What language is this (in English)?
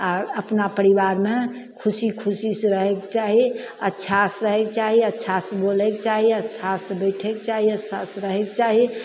Maithili